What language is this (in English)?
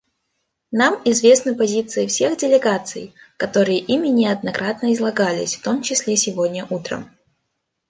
Russian